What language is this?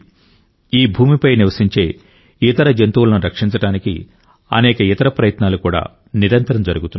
Telugu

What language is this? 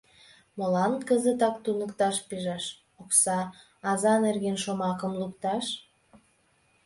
Mari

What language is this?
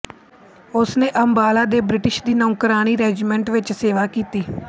Punjabi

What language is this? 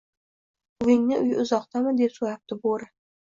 Uzbek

